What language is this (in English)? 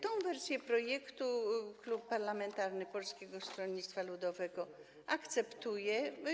Polish